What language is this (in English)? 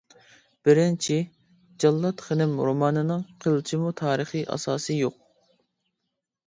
Uyghur